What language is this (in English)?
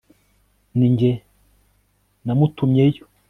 Kinyarwanda